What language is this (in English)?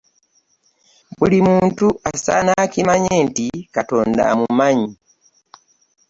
Ganda